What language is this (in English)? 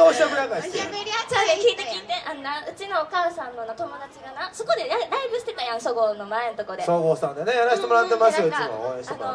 Japanese